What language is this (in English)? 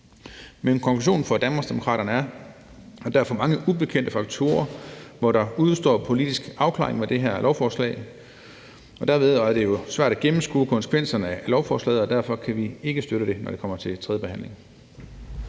Danish